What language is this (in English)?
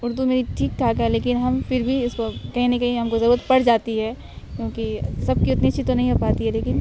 Urdu